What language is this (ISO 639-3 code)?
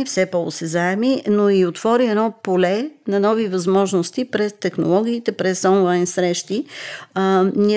bul